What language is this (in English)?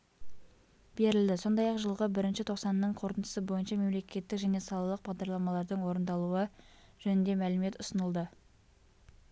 Kazakh